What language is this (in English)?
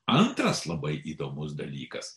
Lithuanian